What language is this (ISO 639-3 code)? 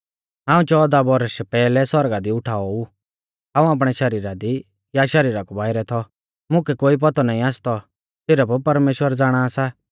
bfz